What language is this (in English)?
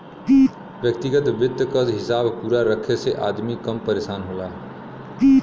Bhojpuri